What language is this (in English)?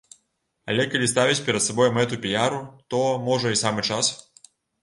Belarusian